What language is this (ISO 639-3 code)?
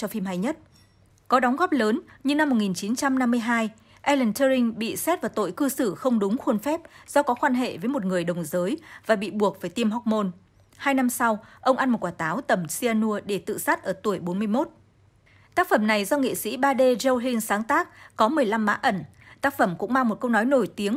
vie